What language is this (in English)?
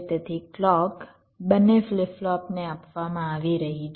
Gujarati